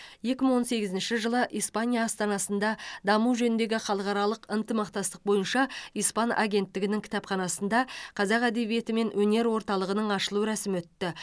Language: Kazakh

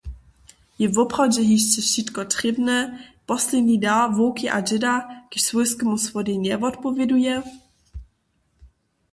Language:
Upper Sorbian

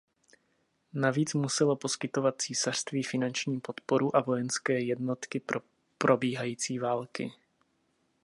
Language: Czech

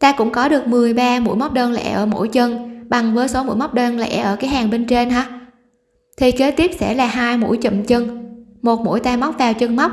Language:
Vietnamese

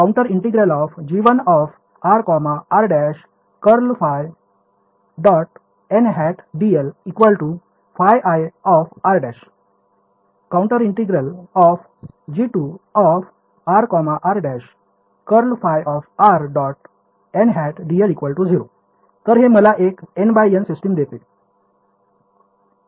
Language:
Marathi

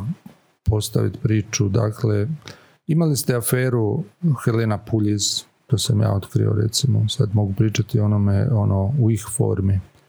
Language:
Croatian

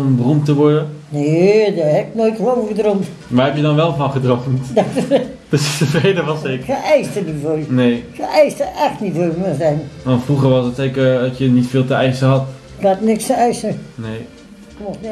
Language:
Dutch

